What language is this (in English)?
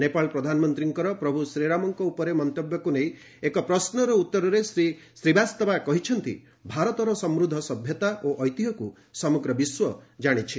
Odia